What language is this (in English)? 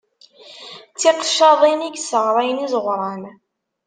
Kabyle